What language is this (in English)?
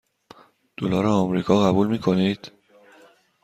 Persian